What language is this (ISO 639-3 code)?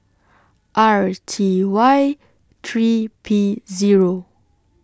eng